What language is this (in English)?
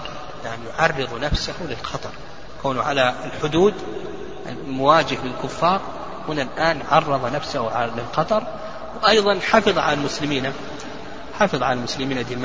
Arabic